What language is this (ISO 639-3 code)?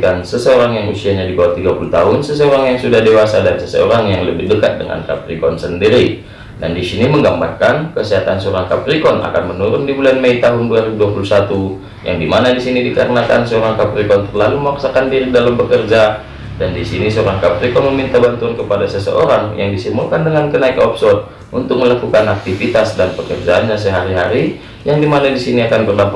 ind